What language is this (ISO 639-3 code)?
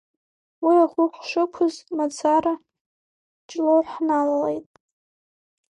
abk